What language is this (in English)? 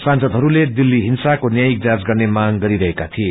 Nepali